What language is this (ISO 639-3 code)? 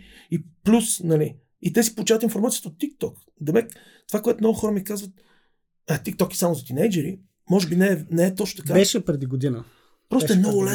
bul